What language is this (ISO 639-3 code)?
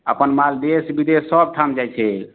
mai